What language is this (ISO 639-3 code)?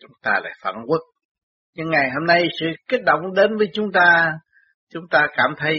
vie